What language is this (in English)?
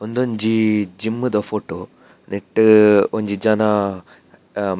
Tulu